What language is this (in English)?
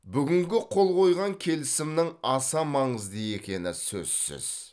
Kazakh